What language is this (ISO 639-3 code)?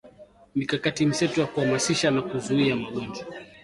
swa